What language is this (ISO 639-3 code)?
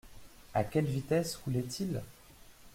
fra